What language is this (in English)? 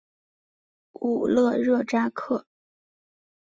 Chinese